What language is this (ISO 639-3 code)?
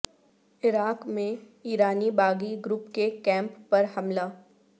urd